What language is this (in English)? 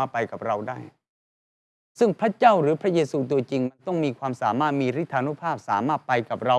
Thai